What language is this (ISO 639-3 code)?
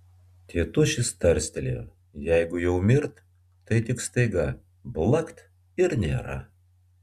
lit